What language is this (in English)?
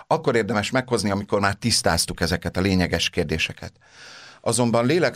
Hungarian